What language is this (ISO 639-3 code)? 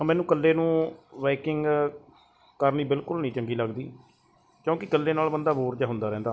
pan